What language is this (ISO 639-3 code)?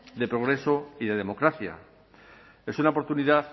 spa